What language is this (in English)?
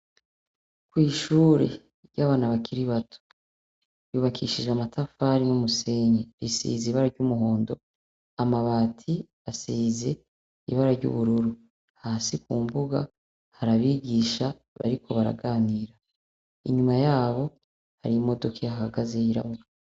Rundi